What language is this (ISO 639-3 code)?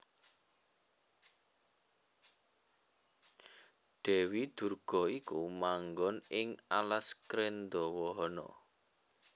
jav